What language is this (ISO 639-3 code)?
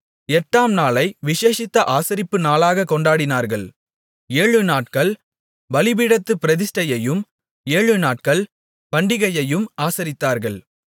tam